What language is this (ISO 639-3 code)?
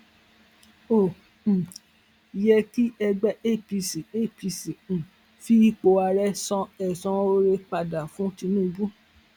yor